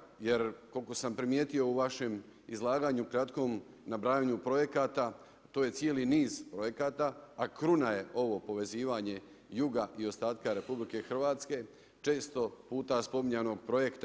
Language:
Croatian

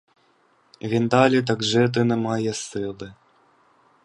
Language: Ukrainian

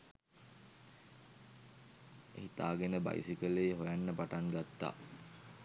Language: Sinhala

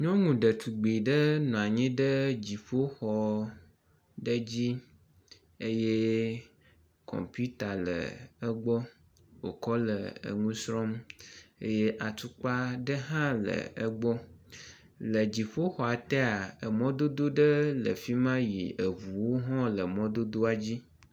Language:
Ewe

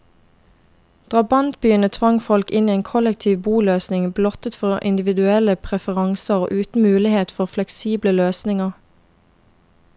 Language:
Norwegian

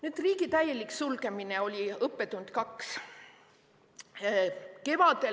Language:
Estonian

